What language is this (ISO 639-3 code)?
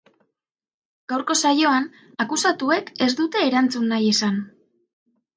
eus